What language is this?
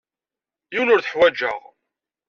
Kabyle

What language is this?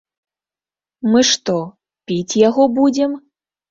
Belarusian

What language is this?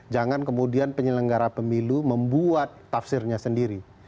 Indonesian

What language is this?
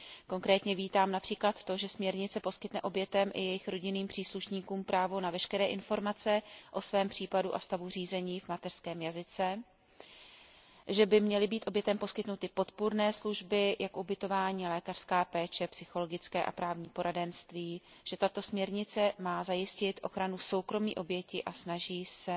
Czech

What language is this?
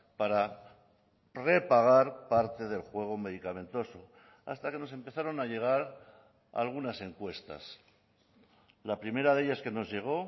Spanish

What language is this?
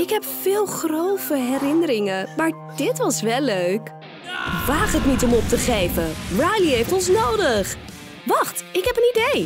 Dutch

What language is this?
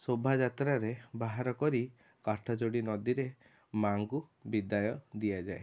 Odia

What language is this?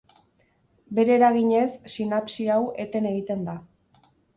Basque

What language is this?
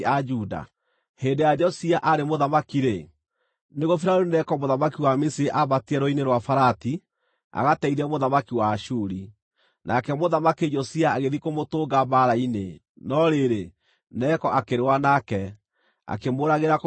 Kikuyu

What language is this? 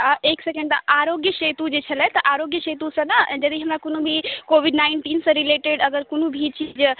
Maithili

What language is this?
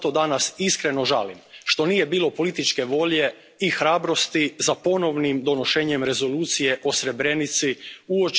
Croatian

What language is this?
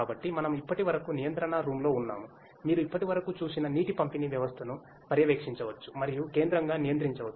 Telugu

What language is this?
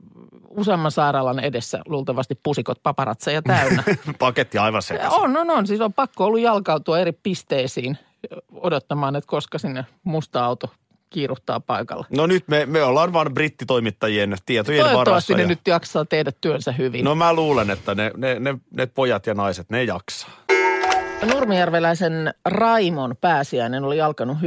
Finnish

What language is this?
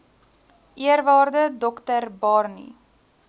Afrikaans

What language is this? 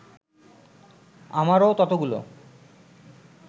Bangla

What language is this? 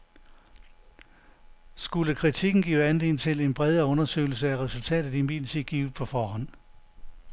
Danish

